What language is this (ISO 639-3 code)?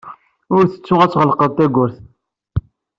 kab